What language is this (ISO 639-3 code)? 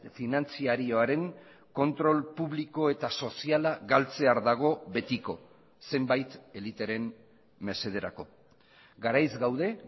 eus